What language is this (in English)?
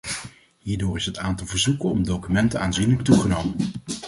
Dutch